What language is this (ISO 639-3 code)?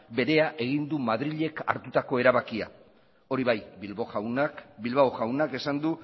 eus